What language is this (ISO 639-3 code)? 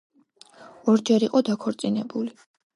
kat